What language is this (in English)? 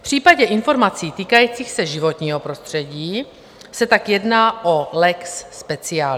Czech